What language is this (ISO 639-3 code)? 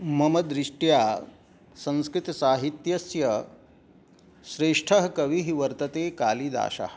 san